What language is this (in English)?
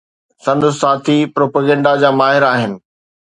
Sindhi